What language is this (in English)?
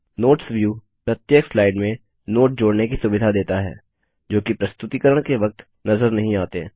Hindi